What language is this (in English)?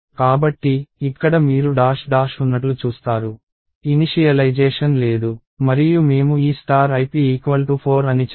Telugu